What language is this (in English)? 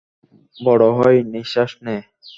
Bangla